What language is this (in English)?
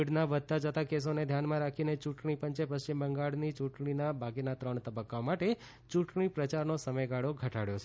Gujarati